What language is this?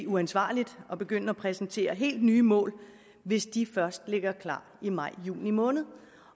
Danish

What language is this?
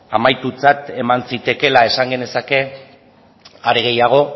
Basque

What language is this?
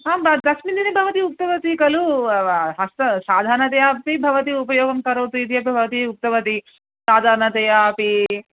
Sanskrit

